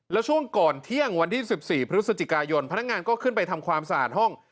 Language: Thai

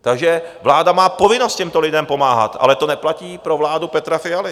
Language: Czech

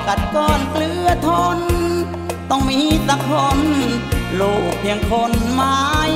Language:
Thai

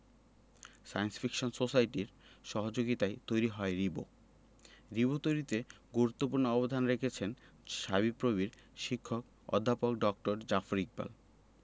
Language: Bangla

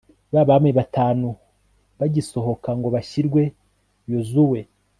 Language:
Kinyarwanda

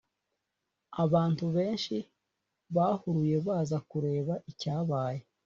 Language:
Kinyarwanda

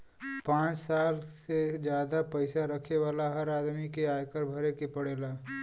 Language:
Bhojpuri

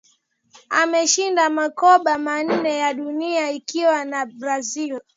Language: Swahili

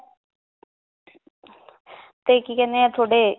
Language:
Punjabi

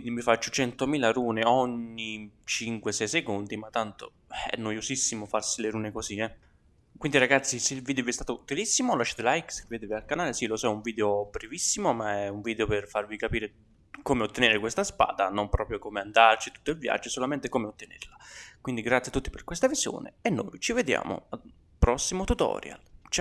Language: Italian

